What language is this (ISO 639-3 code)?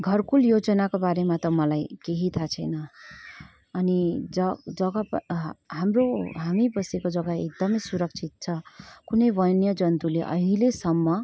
nep